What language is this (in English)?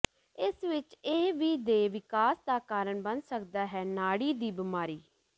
Punjabi